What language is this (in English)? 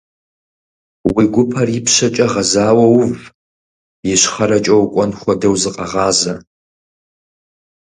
Kabardian